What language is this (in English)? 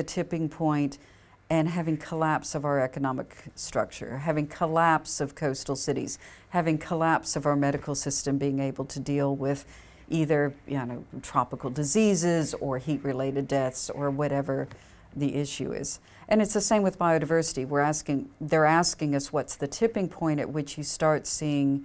English